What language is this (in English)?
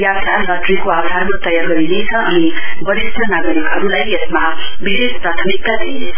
Nepali